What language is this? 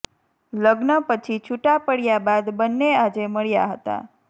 Gujarati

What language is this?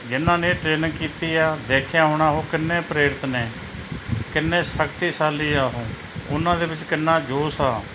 Punjabi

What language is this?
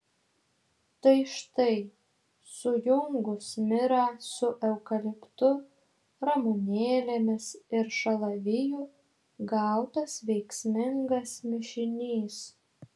Lithuanian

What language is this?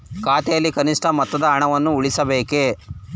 Kannada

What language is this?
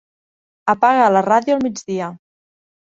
Catalan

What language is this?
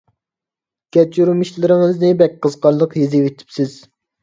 Uyghur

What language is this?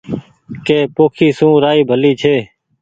Goaria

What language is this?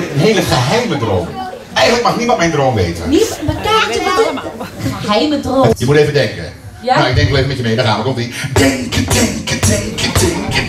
Dutch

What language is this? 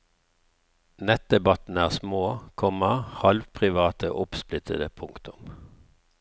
Norwegian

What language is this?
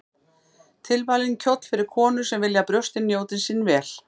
Icelandic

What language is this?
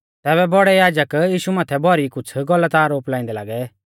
Mahasu Pahari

